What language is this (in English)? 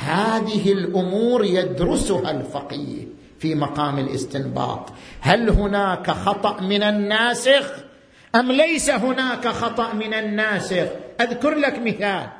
Arabic